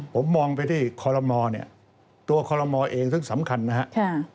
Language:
Thai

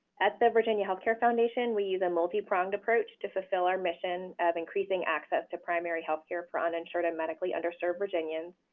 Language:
English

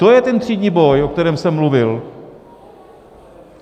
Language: Czech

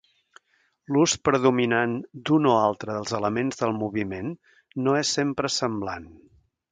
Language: Catalan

